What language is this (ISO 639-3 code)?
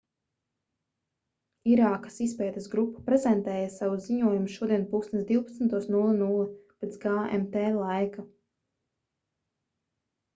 lav